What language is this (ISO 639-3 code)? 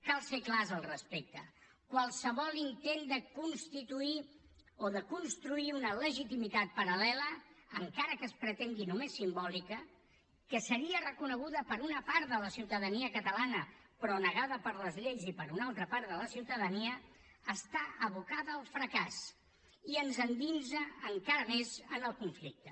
cat